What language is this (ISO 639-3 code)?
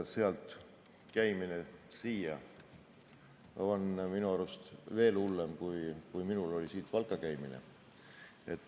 est